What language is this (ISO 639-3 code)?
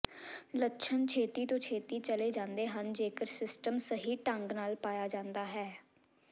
pan